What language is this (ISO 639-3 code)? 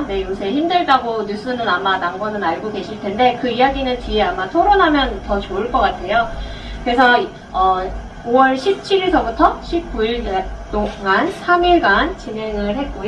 kor